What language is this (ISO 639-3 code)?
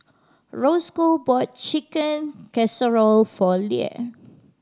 eng